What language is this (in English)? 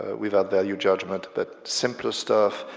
English